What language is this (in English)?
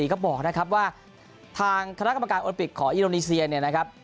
Thai